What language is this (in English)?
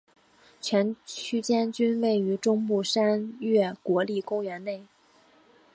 Chinese